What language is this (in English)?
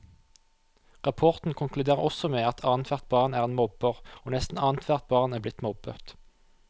Norwegian